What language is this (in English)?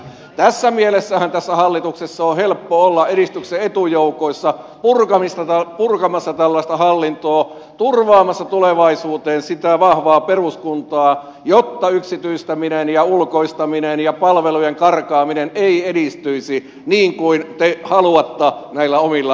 Finnish